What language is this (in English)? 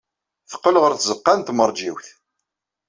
Kabyle